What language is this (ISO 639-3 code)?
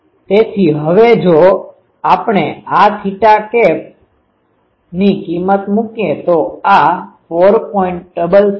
guj